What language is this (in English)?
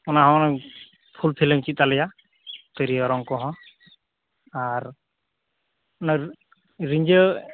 Santali